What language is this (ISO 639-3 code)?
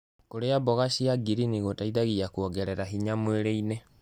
kik